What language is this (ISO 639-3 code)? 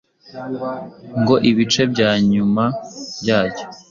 kin